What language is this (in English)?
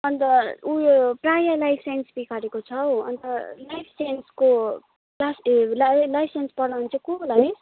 Nepali